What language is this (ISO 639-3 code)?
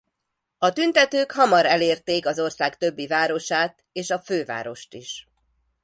hun